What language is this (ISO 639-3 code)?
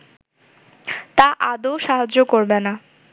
ben